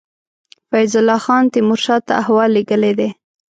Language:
Pashto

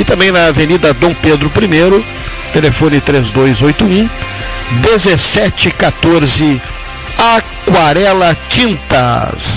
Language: Portuguese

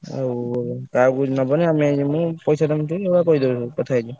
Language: Odia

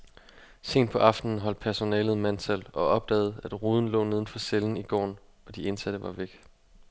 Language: Danish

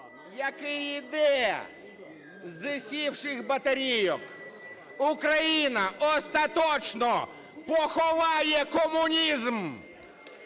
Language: Ukrainian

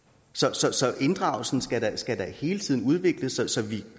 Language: Danish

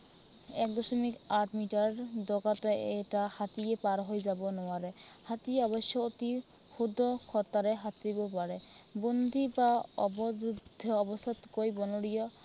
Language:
Assamese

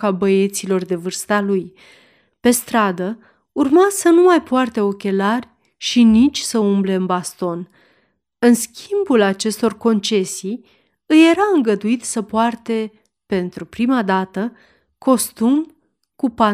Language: Romanian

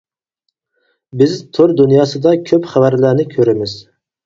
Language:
Uyghur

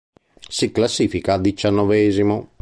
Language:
Italian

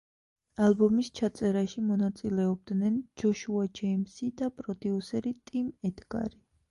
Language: Georgian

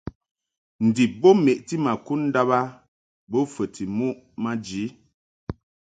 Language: Mungaka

